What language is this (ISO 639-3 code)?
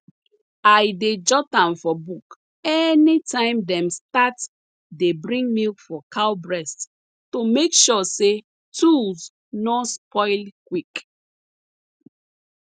pcm